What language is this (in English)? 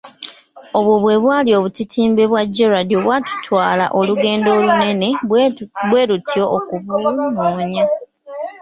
Ganda